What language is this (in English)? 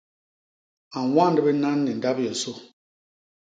Basaa